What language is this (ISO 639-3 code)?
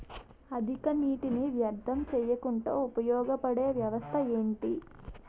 tel